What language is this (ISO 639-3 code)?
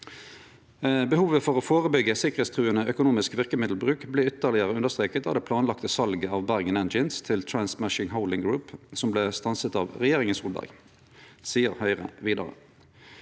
nor